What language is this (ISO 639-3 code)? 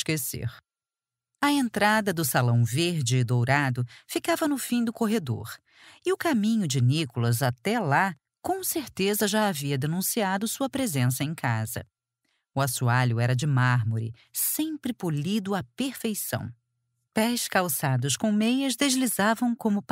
por